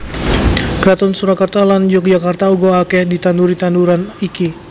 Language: Javanese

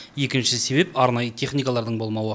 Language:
Kazakh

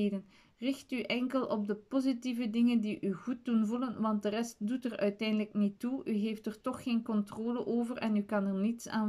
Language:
Dutch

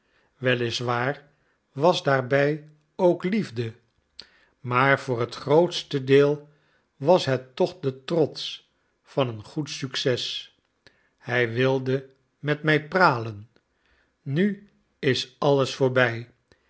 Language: Dutch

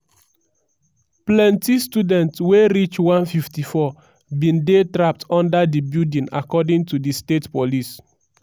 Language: Nigerian Pidgin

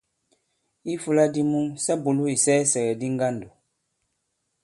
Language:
Bankon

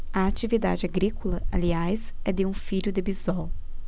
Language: Portuguese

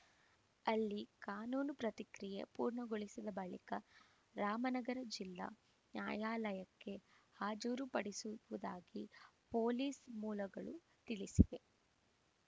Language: Kannada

